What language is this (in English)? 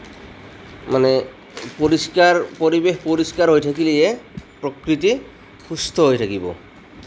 Assamese